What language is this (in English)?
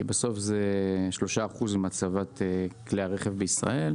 Hebrew